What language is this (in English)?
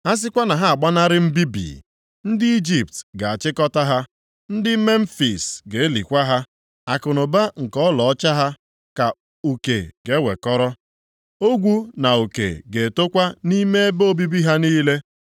Igbo